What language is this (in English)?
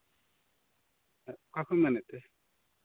Santali